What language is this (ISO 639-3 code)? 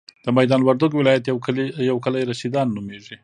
pus